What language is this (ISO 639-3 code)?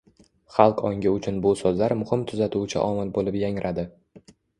uzb